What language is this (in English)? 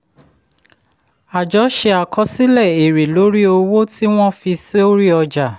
Yoruba